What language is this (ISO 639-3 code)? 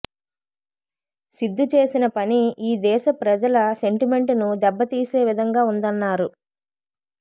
tel